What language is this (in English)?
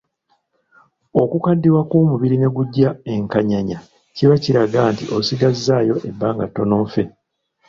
Ganda